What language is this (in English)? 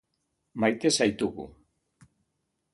Basque